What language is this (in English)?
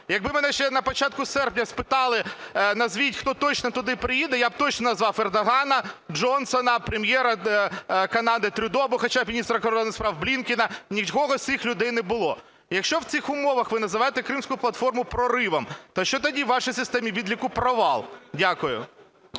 Ukrainian